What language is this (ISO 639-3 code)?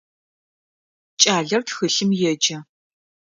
ady